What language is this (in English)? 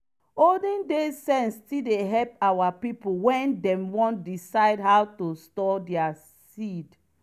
Nigerian Pidgin